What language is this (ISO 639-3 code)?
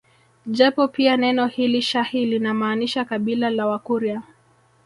swa